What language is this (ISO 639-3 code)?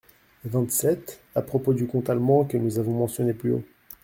fra